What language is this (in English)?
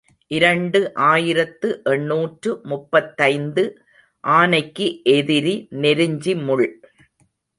Tamil